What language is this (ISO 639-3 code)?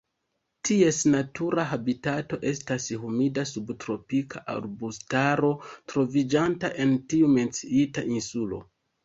epo